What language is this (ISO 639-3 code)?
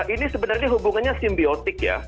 ind